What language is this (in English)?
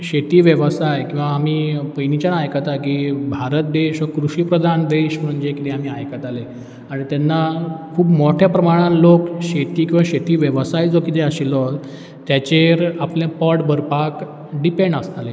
Konkani